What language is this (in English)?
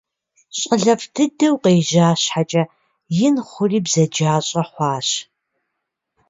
Kabardian